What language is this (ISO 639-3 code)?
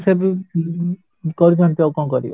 ori